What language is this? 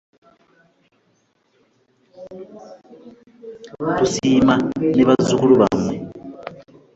Ganda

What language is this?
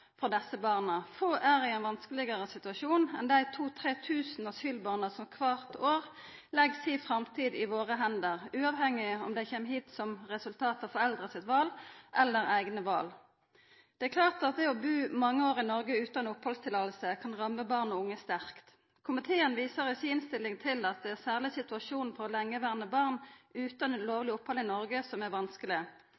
Norwegian Nynorsk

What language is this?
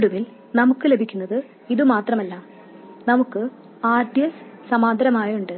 Malayalam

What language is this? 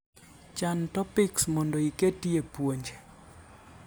Luo (Kenya and Tanzania)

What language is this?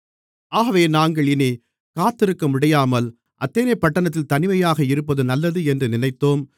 Tamil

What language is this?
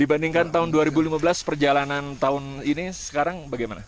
Indonesian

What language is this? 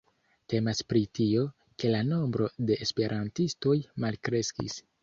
Esperanto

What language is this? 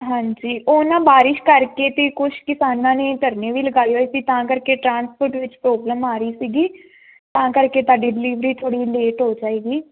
Punjabi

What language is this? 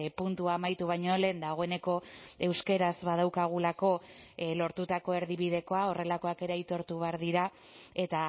Basque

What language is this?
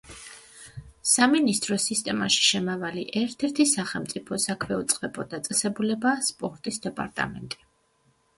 Georgian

